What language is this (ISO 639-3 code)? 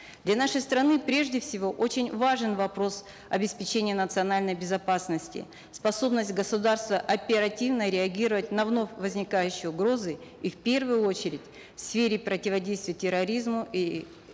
kaz